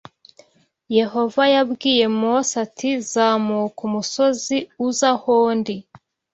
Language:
Kinyarwanda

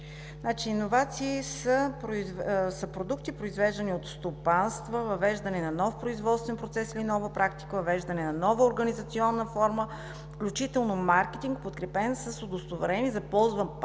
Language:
Bulgarian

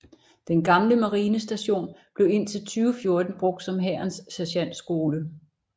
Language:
Danish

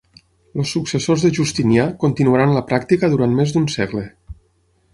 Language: Catalan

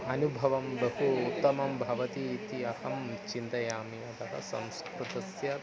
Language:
Sanskrit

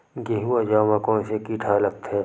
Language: Chhattisgarhi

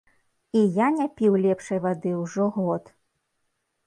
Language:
Belarusian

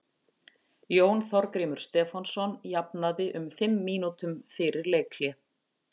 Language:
Icelandic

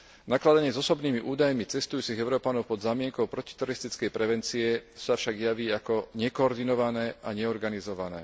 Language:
Slovak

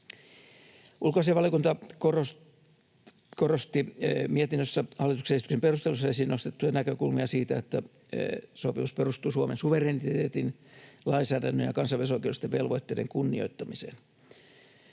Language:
Finnish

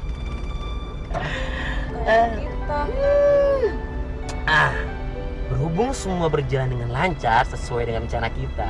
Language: Indonesian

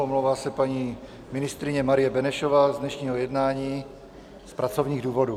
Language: Czech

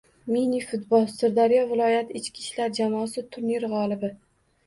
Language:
Uzbek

